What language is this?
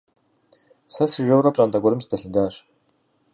Kabardian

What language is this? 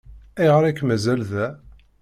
Kabyle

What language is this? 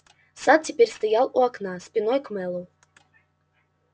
Russian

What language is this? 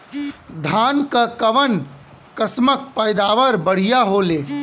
Bhojpuri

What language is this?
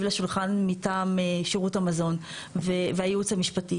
Hebrew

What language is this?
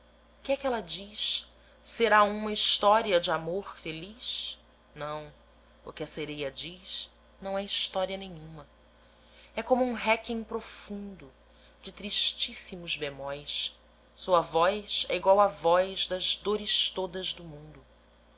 Portuguese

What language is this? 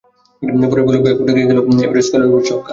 Bangla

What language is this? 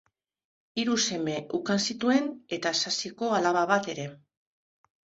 Basque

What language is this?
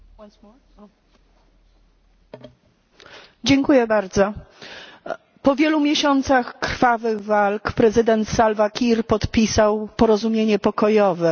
Polish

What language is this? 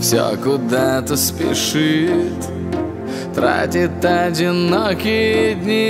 Russian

